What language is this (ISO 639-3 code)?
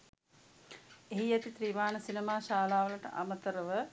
sin